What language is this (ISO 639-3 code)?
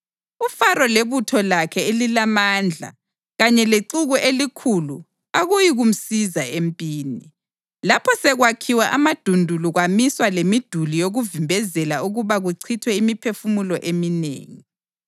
nde